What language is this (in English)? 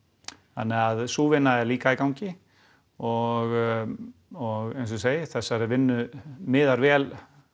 Icelandic